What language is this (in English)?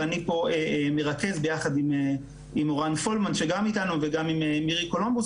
Hebrew